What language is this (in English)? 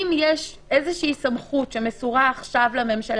Hebrew